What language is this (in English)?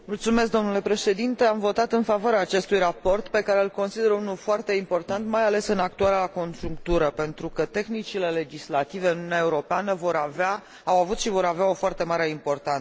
Romanian